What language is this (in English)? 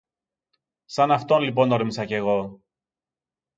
Greek